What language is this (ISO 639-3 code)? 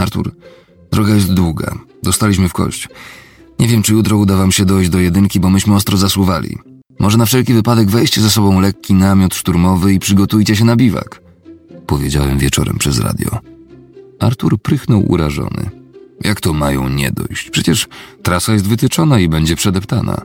pol